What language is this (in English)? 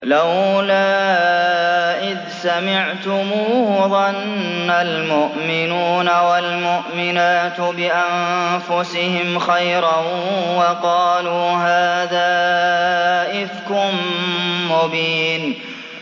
Arabic